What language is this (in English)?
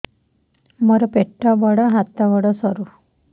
Odia